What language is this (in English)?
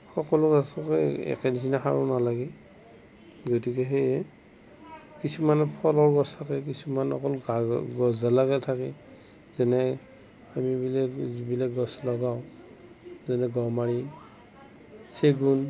Assamese